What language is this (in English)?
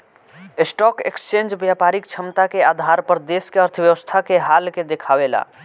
Bhojpuri